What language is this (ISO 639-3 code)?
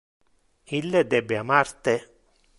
ina